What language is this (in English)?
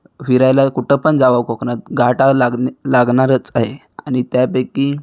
Marathi